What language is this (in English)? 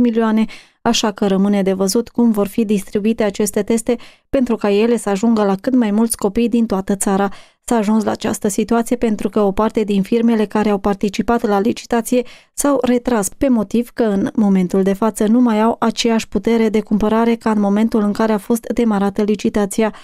Romanian